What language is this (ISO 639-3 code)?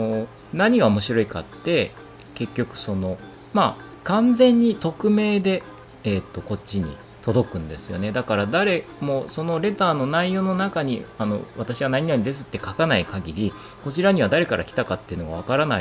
jpn